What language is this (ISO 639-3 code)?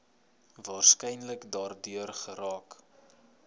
afr